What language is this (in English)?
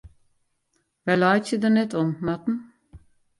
Western Frisian